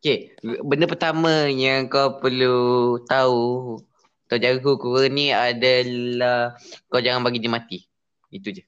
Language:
Malay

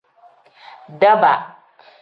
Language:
Tem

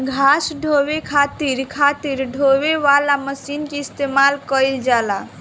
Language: Bhojpuri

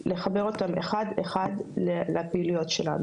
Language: Hebrew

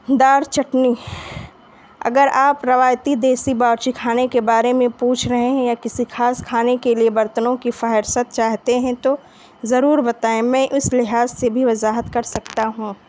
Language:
Urdu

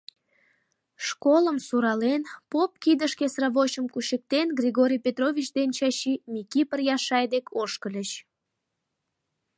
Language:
Mari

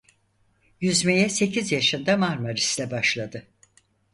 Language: Turkish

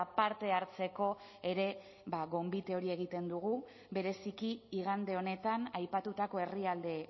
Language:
Basque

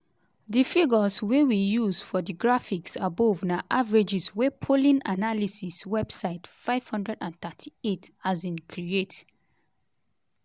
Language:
Nigerian Pidgin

